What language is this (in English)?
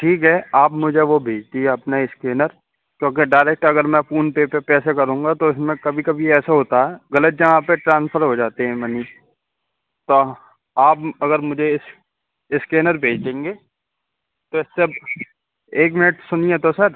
Urdu